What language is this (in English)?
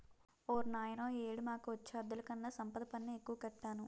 Telugu